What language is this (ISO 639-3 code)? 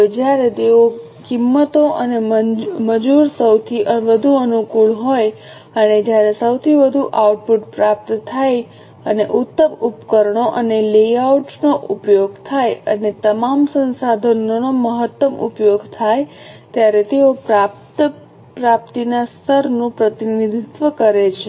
guj